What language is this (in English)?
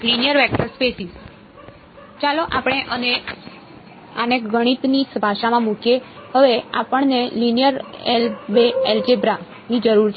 Gujarati